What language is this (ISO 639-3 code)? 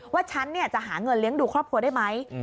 tha